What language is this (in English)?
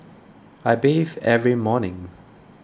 English